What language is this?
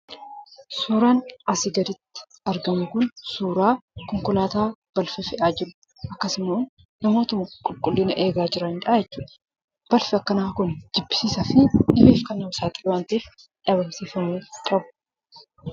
Oromo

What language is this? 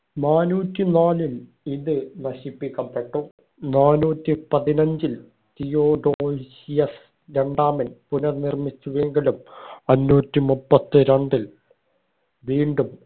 Malayalam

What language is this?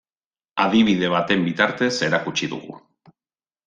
Basque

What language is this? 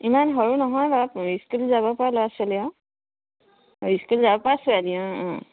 Assamese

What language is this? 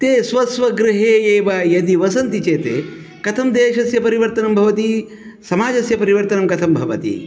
Sanskrit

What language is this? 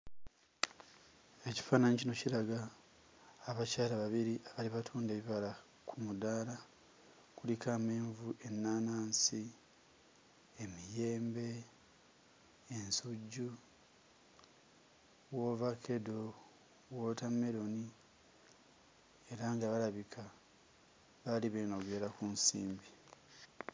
Ganda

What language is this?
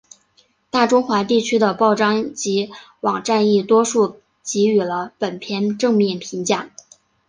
Chinese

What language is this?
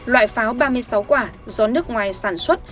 Vietnamese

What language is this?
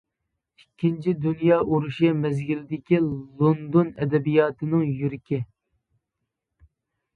Uyghur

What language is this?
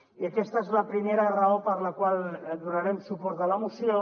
Catalan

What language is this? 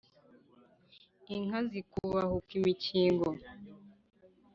Kinyarwanda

